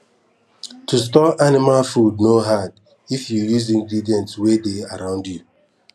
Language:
Nigerian Pidgin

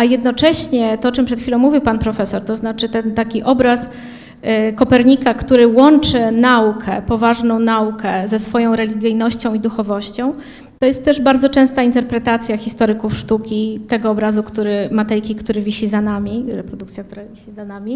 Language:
Polish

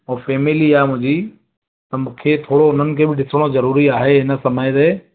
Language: Sindhi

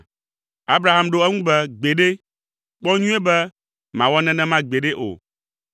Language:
Ewe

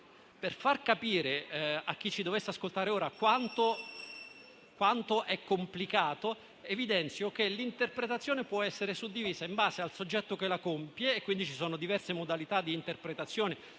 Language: Italian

